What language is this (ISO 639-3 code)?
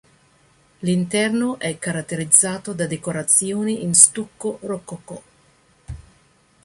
ita